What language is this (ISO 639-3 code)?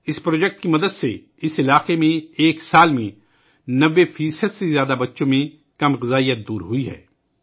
urd